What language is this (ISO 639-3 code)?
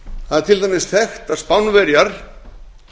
isl